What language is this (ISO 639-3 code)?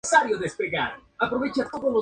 spa